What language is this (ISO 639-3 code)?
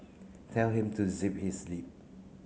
eng